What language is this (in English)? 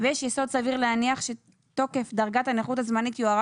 Hebrew